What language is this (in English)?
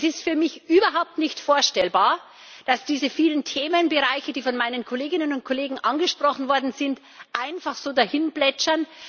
German